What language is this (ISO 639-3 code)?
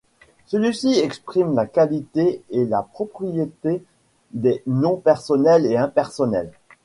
fra